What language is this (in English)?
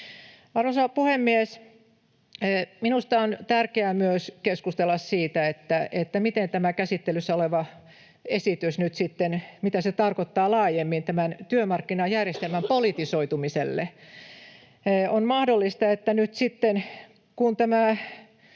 Finnish